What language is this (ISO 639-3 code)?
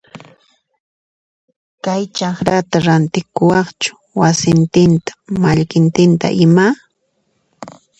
qxp